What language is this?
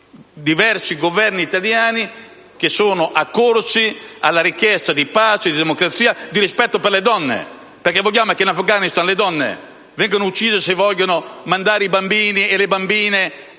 Italian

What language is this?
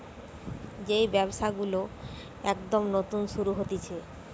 Bangla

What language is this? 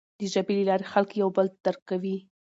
Pashto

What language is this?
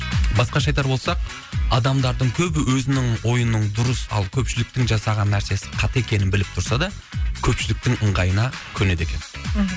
Kazakh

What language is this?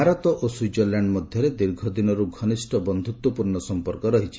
Odia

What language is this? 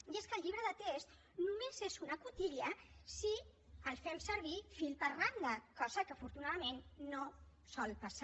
Catalan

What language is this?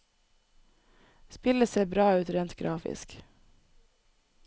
Norwegian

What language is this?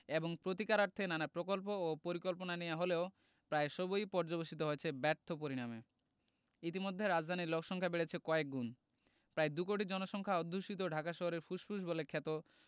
Bangla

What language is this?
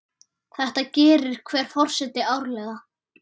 Icelandic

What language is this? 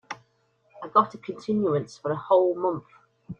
English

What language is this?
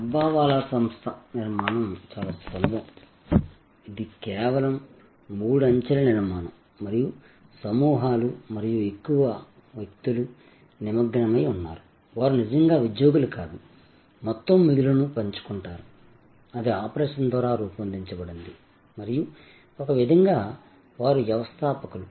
Telugu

